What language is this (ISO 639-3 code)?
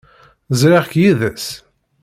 kab